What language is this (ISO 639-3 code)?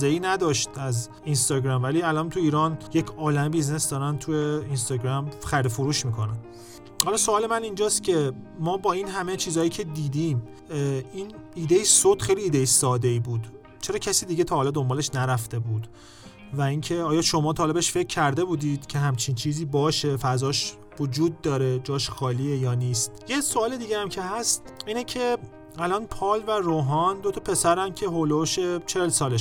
fas